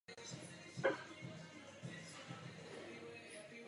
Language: Czech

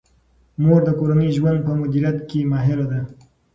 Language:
Pashto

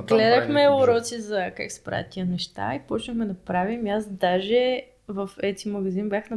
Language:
Bulgarian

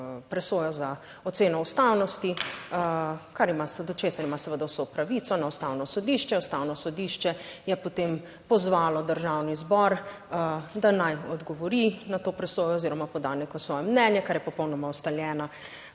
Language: Slovenian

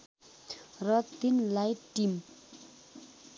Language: Nepali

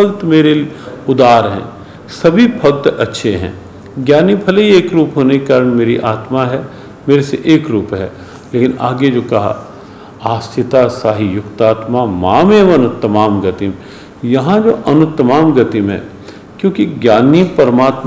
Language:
Hindi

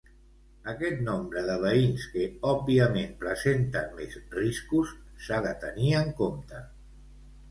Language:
Catalan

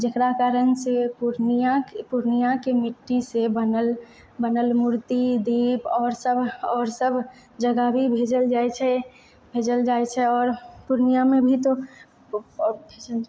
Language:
Maithili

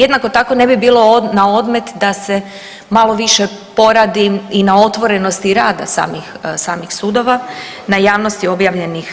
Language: Croatian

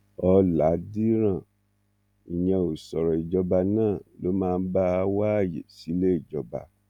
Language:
Yoruba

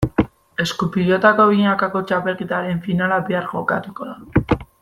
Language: Basque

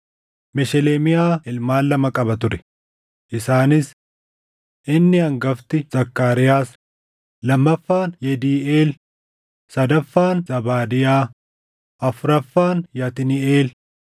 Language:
Oromo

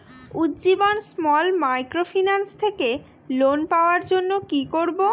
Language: Bangla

